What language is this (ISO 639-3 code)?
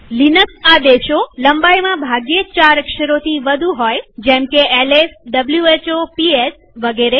guj